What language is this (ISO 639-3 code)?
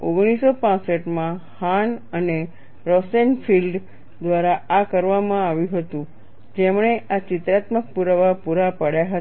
guj